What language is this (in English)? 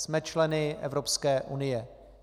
Czech